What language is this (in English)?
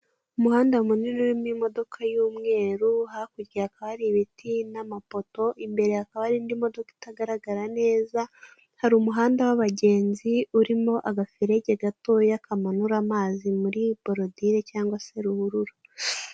Kinyarwanda